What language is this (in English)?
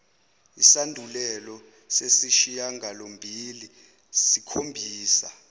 Zulu